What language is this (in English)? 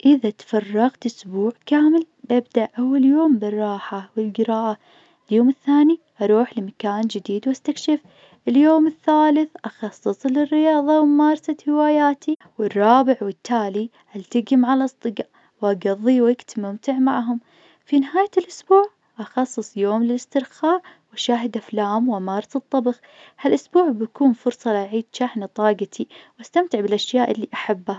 Najdi Arabic